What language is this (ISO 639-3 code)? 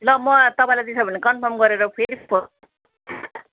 nep